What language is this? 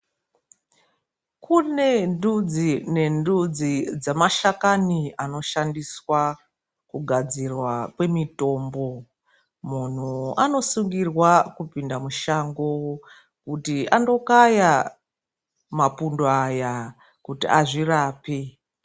Ndau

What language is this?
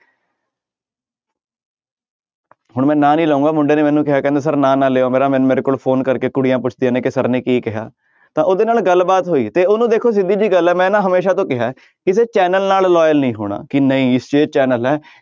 Punjabi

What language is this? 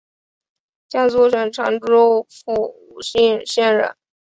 Chinese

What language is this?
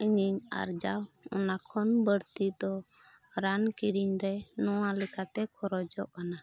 Santali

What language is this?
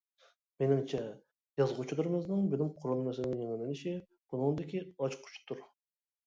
Uyghur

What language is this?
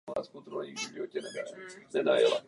Czech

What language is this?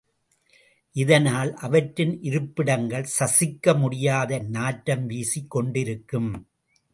Tamil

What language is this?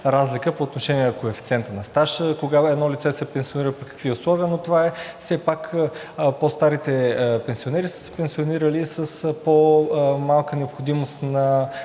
Bulgarian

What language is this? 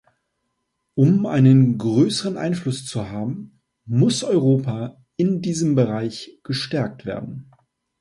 German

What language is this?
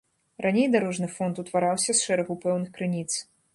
Belarusian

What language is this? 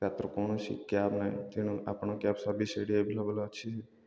Odia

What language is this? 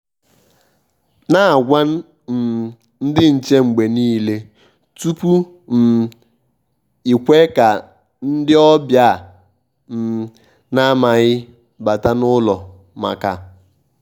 Igbo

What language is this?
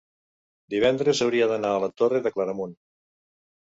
Catalan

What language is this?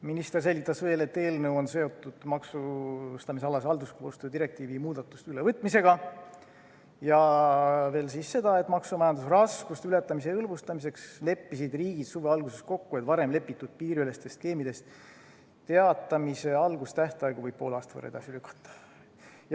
Estonian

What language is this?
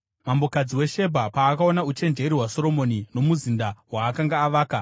Shona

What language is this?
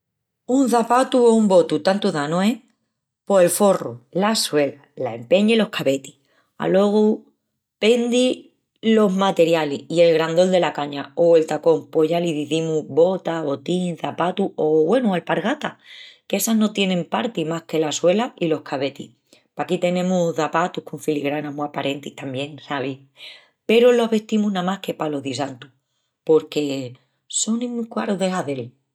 Extremaduran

